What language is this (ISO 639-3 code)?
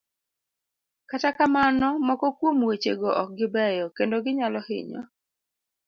luo